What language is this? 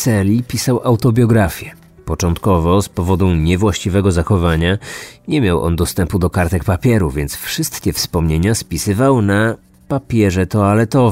Polish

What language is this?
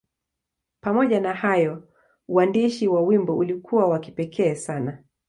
Swahili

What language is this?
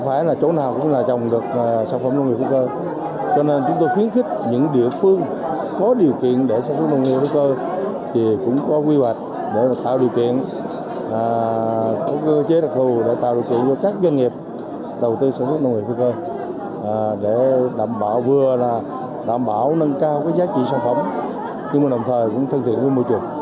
Vietnamese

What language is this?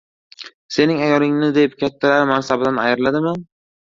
Uzbek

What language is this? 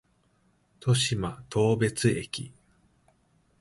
Japanese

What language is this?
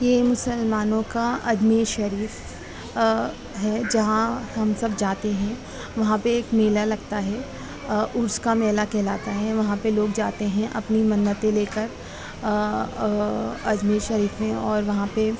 Urdu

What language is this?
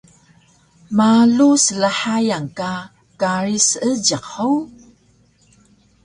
Taroko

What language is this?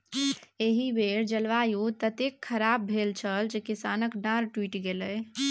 Maithili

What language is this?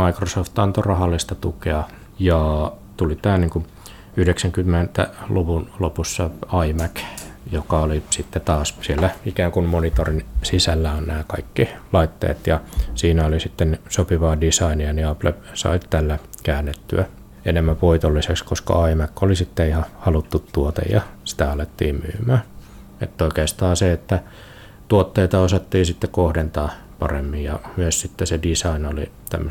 Finnish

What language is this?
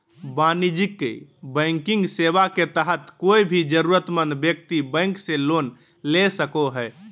Magahi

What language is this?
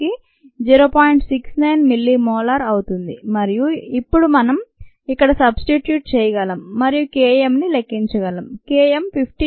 Telugu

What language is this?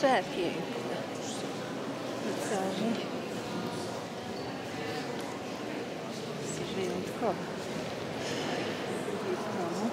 Polish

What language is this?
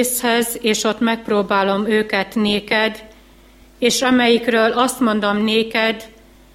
Hungarian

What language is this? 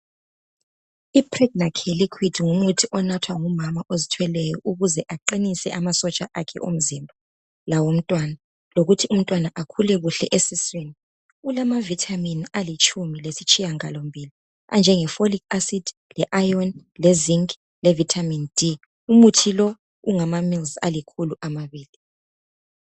North Ndebele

